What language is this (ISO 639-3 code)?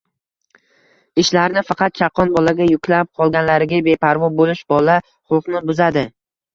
uzb